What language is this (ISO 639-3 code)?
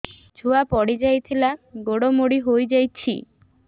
ori